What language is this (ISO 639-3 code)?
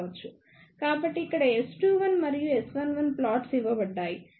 tel